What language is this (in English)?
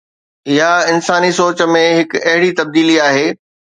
Sindhi